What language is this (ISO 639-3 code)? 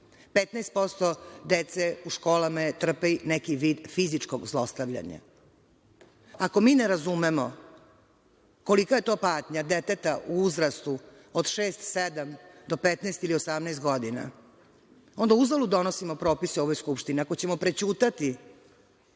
srp